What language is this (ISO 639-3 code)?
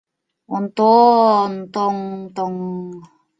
chm